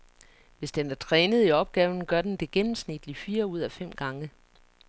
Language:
Danish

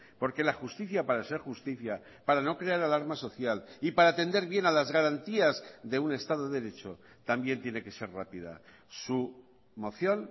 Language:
Spanish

